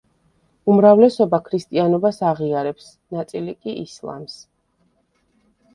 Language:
Georgian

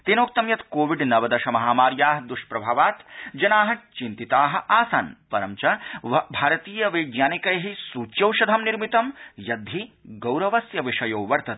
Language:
Sanskrit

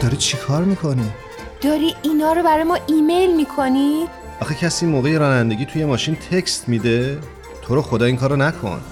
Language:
Persian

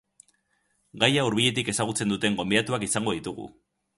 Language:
Basque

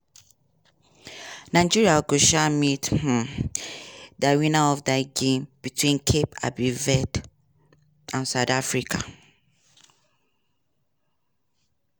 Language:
Nigerian Pidgin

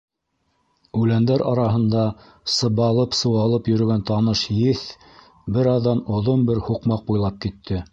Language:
Bashkir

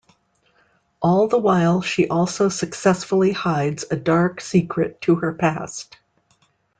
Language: English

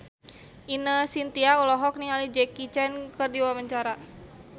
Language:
Sundanese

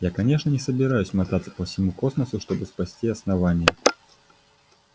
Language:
Russian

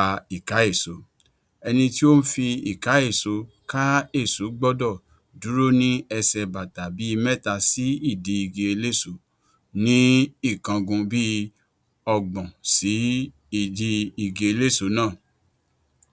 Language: Yoruba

